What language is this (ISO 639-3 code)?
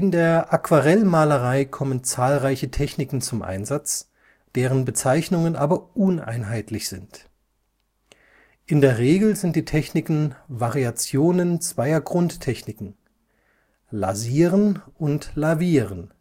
deu